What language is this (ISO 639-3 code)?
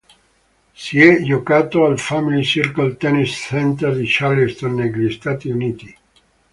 ita